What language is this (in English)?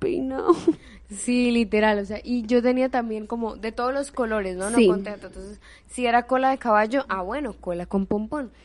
Spanish